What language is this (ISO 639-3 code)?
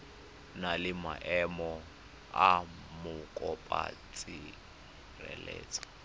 tsn